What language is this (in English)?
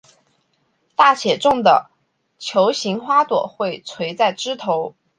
Chinese